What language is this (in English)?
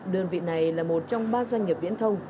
Vietnamese